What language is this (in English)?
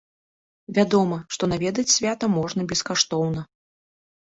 Belarusian